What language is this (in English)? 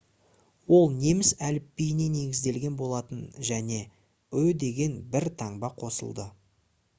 Kazakh